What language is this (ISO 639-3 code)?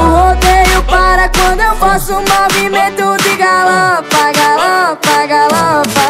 ara